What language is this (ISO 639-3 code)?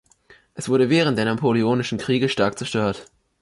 deu